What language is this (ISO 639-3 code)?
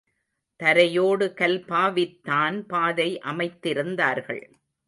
tam